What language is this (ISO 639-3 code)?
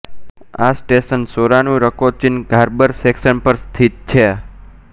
guj